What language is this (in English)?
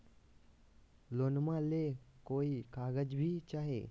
Magahi